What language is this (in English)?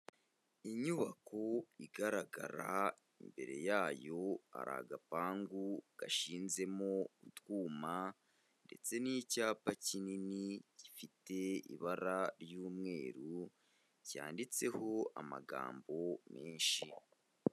Kinyarwanda